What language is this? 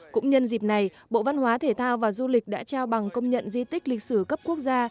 Vietnamese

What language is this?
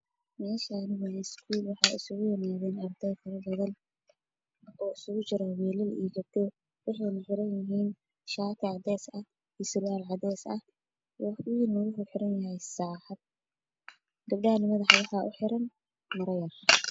Somali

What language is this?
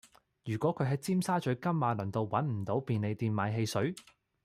Cantonese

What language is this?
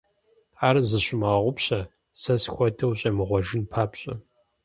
Kabardian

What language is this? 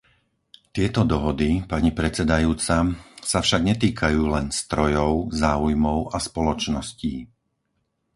Slovak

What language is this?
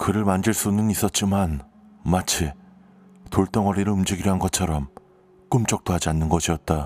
Korean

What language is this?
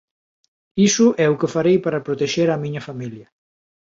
Galician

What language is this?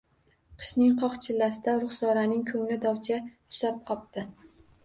Uzbek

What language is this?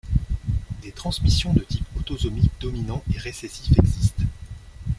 French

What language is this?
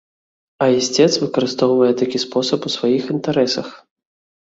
Belarusian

